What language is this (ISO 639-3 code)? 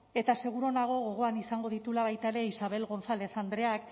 eus